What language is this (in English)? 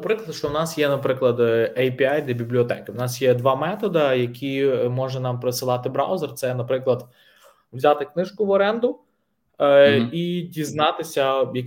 Ukrainian